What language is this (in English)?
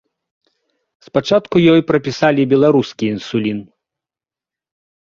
Belarusian